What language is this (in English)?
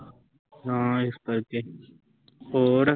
Punjabi